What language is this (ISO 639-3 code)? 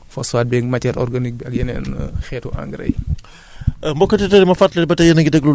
wol